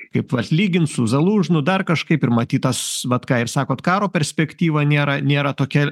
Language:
Lithuanian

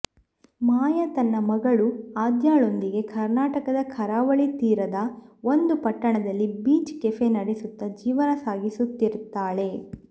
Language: Kannada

